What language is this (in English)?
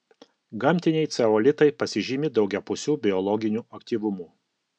Lithuanian